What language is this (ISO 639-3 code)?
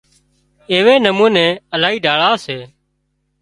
kxp